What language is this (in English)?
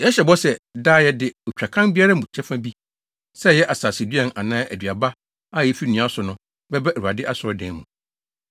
Akan